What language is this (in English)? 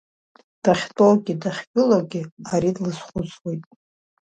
Abkhazian